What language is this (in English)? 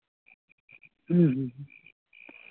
Santali